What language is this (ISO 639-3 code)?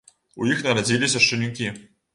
bel